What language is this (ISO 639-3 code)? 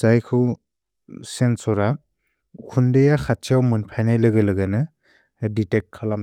brx